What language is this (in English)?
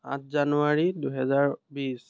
Assamese